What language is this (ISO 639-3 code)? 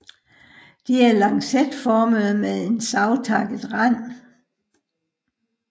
dan